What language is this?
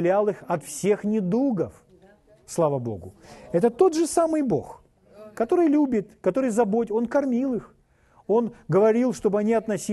Russian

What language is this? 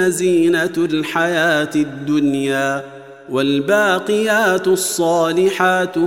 Arabic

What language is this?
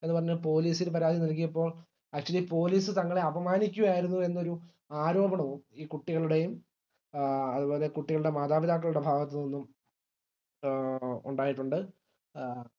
Malayalam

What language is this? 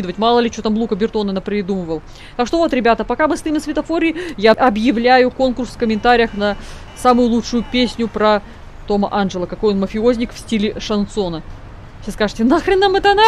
Russian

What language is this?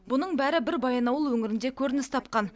Kazakh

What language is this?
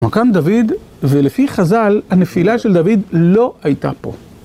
Hebrew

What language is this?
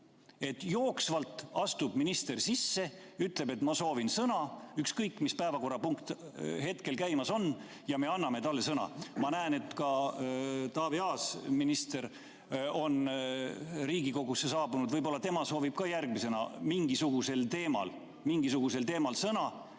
Estonian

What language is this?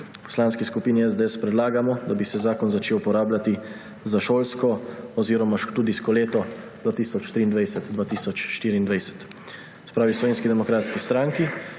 Slovenian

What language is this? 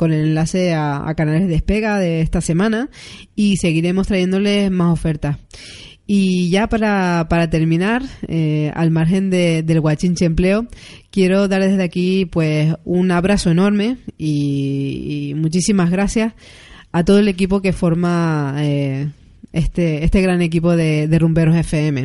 Spanish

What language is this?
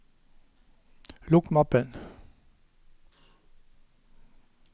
Norwegian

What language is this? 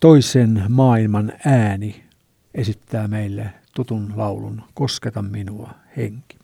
Finnish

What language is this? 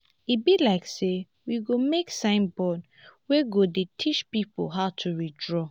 Nigerian Pidgin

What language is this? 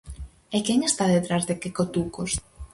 Galician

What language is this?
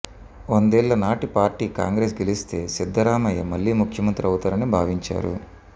Telugu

